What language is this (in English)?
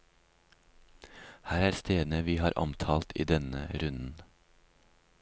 Norwegian